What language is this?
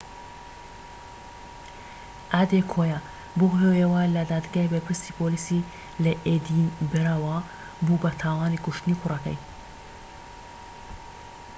Central Kurdish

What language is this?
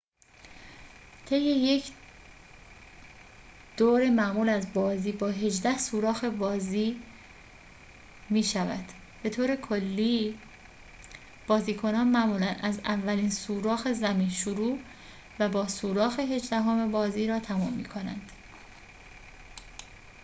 Persian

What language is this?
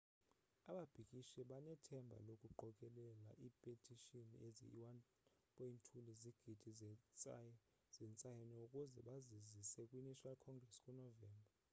Xhosa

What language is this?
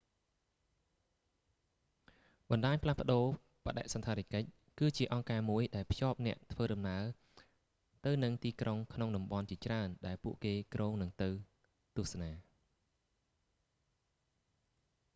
Khmer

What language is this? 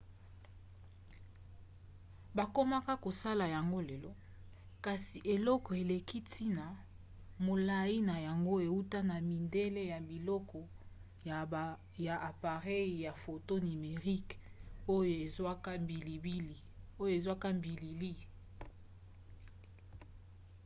Lingala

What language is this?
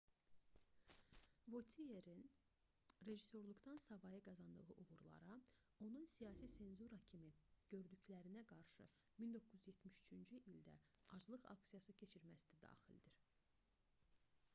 Azerbaijani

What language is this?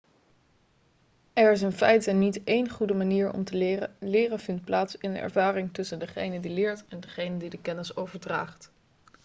Dutch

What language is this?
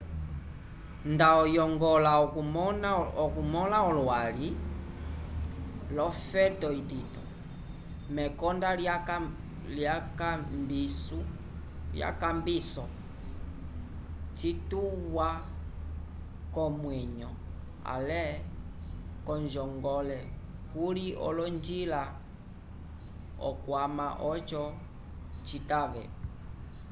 Umbundu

